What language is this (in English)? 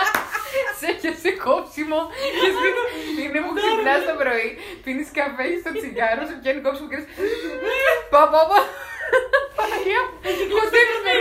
Greek